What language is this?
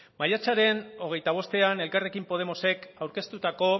Basque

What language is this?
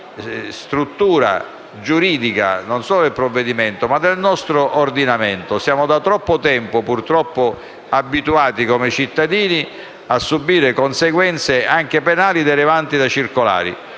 Italian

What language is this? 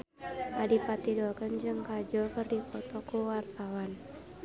Sundanese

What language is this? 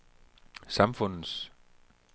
Danish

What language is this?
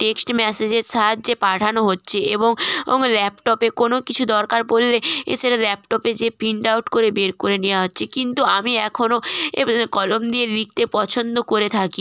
Bangla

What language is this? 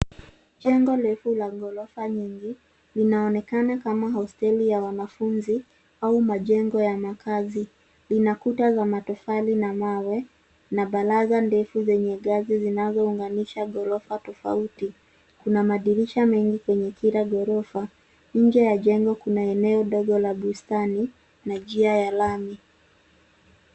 Swahili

